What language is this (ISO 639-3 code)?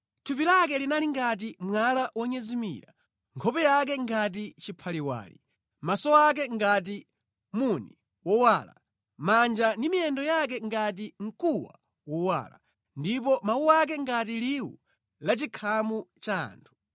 nya